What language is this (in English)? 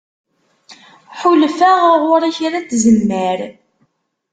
Kabyle